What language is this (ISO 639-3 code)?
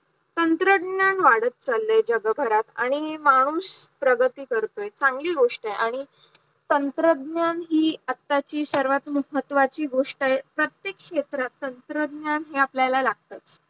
mar